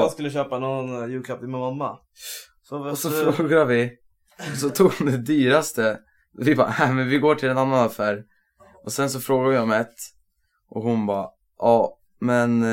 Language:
Swedish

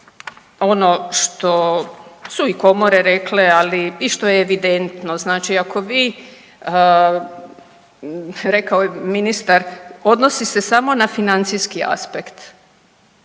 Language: Croatian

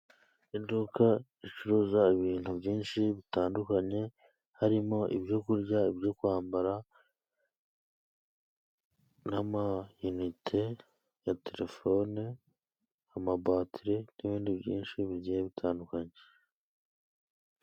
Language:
Kinyarwanda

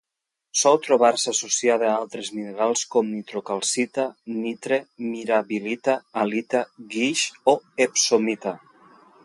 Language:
Catalan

